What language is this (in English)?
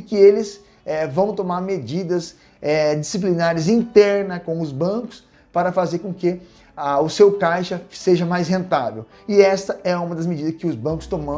Portuguese